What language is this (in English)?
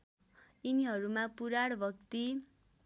Nepali